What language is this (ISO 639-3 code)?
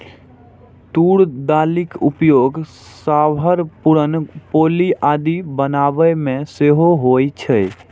mai